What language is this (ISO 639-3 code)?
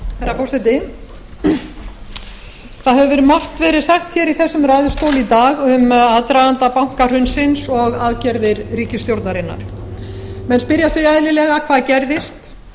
isl